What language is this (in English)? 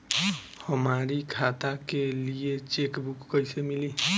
Bhojpuri